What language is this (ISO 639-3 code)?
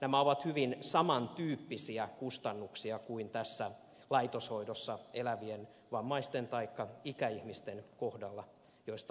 fin